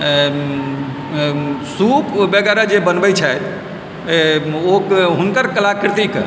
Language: Maithili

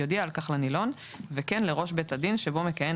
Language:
Hebrew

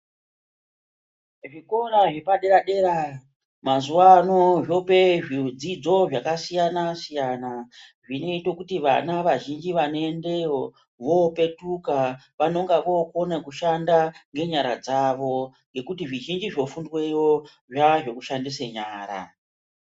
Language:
Ndau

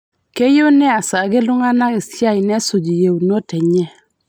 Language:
Masai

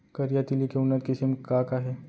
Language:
Chhattisgarhi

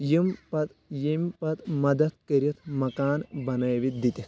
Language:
Kashmiri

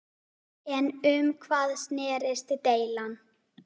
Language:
Icelandic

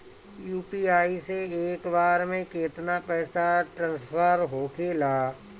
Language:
Bhojpuri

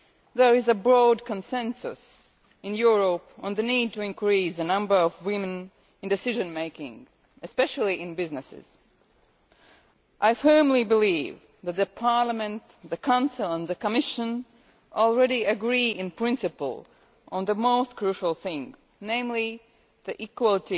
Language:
English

